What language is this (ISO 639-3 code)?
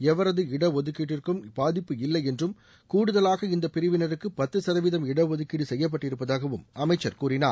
tam